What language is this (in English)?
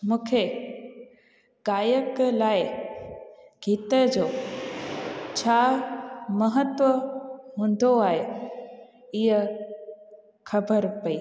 Sindhi